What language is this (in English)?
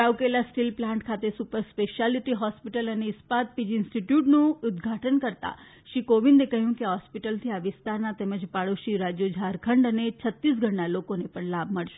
Gujarati